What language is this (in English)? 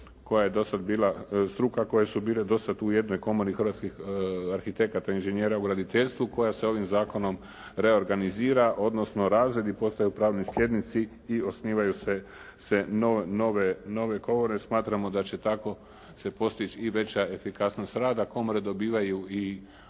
Croatian